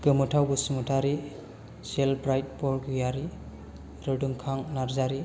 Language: Bodo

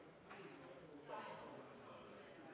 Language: Norwegian Nynorsk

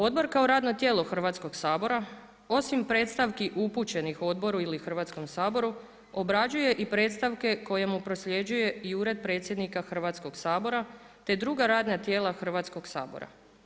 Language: Croatian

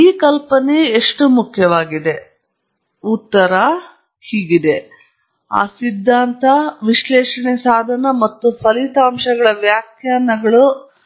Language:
Kannada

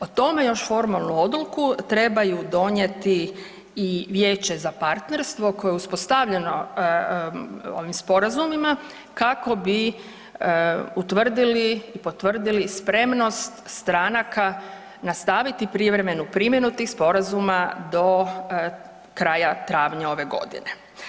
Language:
Croatian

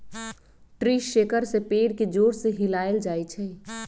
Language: Magahi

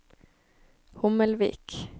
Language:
Norwegian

